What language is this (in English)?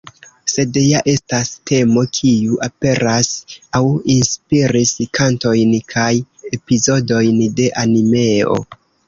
Esperanto